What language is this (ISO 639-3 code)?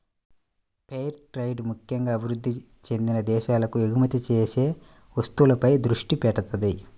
tel